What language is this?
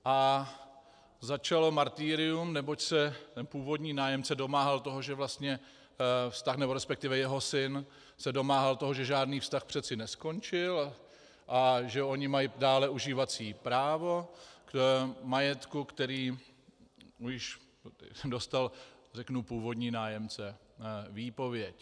Czech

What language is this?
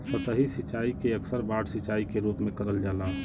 Bhojpuri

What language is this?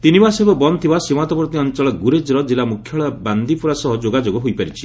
Odia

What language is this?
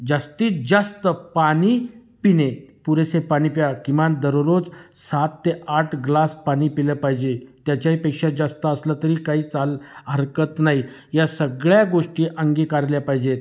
Marathi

